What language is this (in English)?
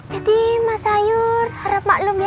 Indonesian